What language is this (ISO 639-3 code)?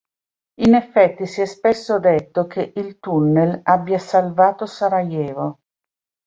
ita